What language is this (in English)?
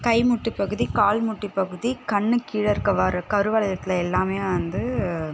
Tamil